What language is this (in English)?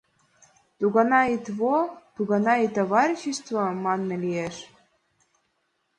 Mari